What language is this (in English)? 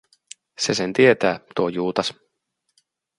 Finnish